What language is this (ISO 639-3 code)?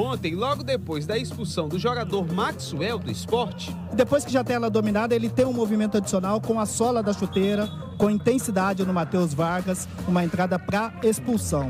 por